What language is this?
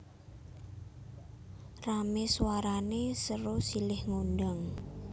Javanese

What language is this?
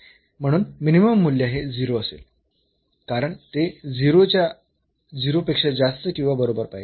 Marathi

